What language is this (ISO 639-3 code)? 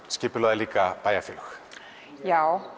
isl